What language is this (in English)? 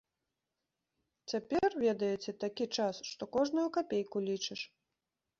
Belarusian